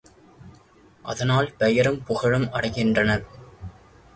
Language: Tamil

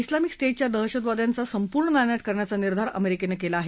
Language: Marathi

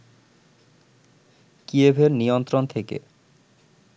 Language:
Bangla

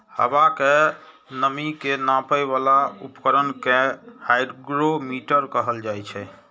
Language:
Maithili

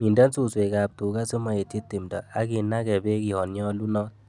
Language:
Kalenjin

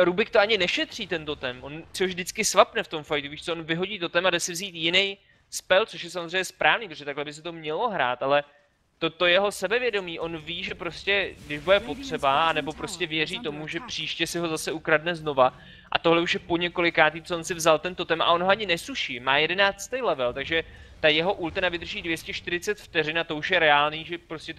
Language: Czech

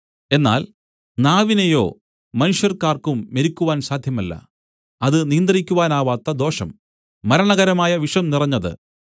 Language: Malayalam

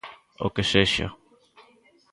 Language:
Galician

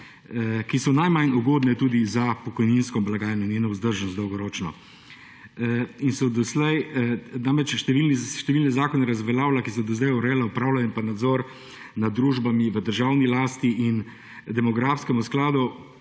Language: Slovenian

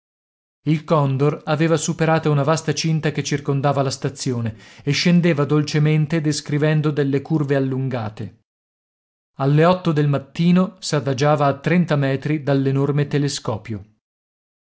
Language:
Italian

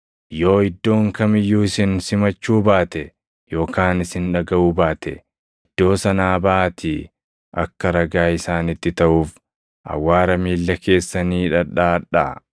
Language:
Oromo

